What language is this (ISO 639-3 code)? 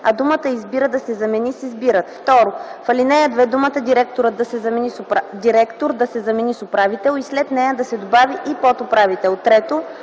bul